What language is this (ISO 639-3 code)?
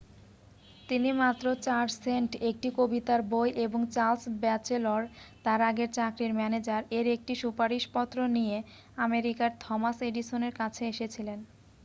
ben